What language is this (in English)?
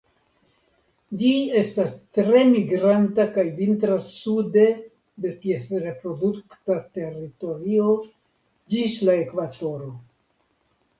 Esperanto